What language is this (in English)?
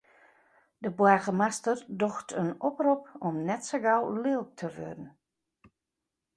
Western Frisian